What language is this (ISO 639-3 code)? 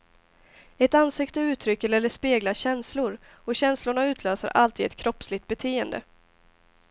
swe